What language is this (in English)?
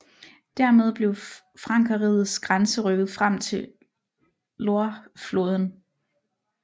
Danish